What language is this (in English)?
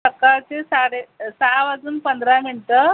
Marathi